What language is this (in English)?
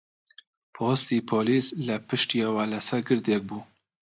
Central Kurdish